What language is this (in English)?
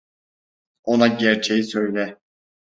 Turkish